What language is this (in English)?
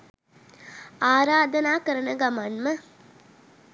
Sinhala